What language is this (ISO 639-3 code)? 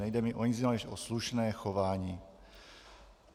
ces